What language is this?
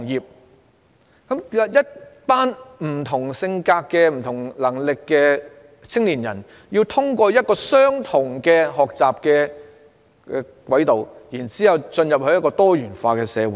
Cantonese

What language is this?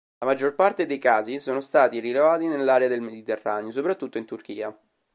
Italian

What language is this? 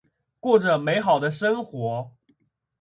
Chinese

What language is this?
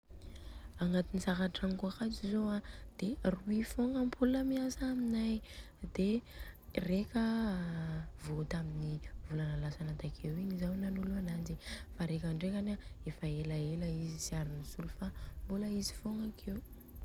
Southern Betsimisaraka Malagasy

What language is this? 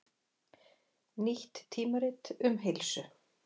Icelandic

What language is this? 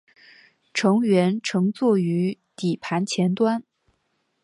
Chinese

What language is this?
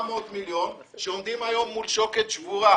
Hebrew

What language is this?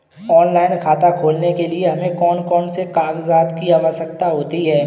Hindi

